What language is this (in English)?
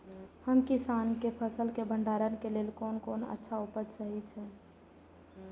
Maithili